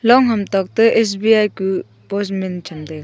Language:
Wancho Naga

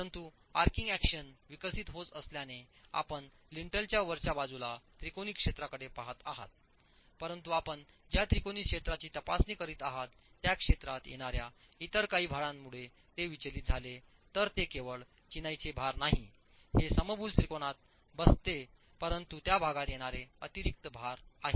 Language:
Marathi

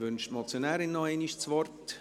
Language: Swiss German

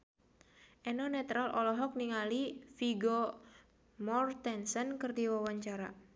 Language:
Sundanese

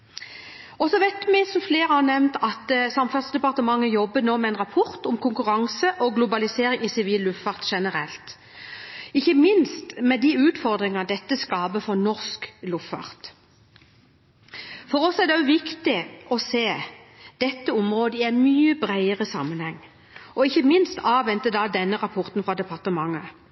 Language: Norwegian Bokmål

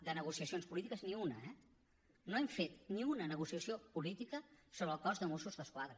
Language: Catalan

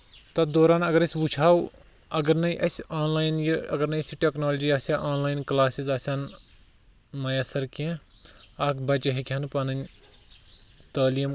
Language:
Kashmiri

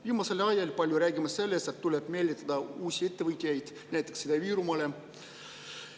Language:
Estonian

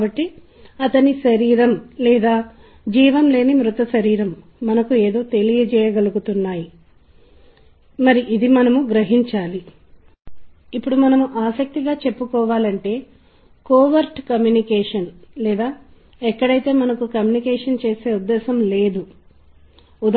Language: Telugu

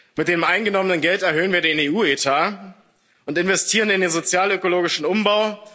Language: German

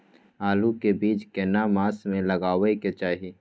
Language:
Maithili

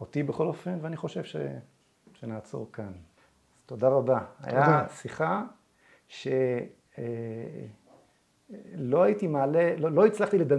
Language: Hebrew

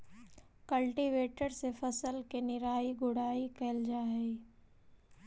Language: Magahi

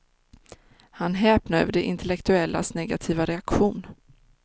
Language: Swedish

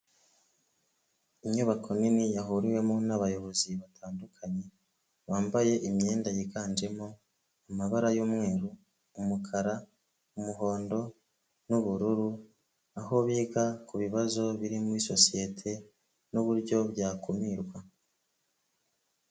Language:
Kinyarwanda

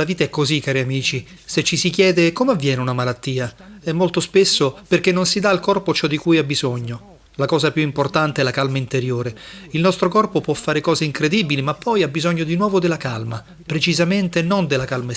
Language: Italian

